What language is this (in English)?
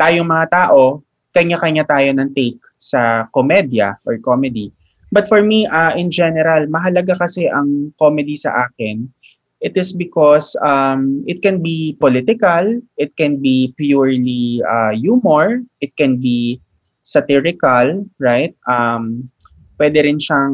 Filipino